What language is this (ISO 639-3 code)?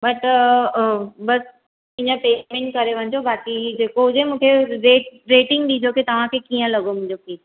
snd